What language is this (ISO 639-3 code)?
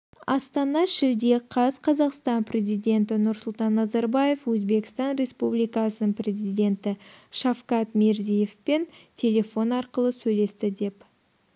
kaz